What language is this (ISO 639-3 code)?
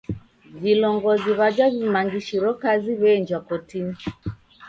dav